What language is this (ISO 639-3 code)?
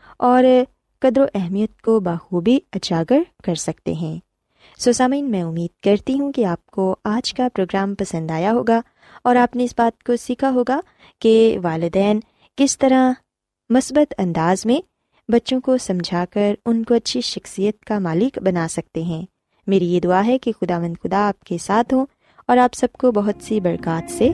urd